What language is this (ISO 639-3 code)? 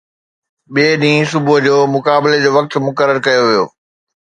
snd